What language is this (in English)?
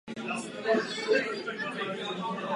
Czech